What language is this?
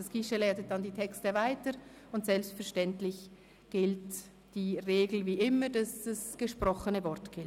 Swiss German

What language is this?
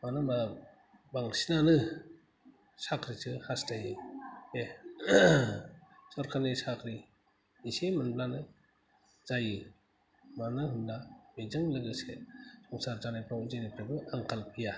Bodo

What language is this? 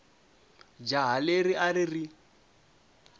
Tsonga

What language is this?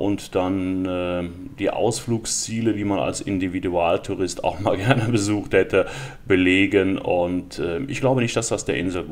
German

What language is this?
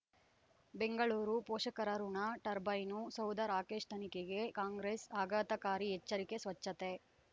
Kannada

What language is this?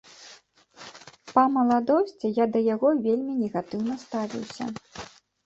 Belarusian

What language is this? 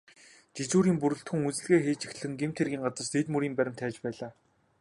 Mongolian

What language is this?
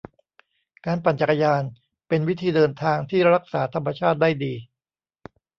Thai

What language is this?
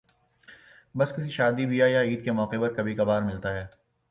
Urdu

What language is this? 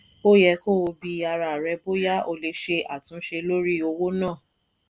Yoruba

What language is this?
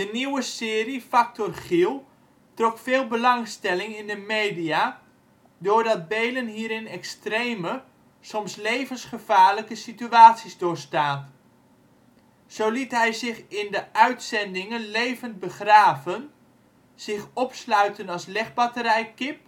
Dutch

